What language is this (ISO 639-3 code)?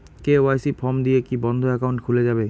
ben